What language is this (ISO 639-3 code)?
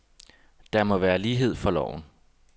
dan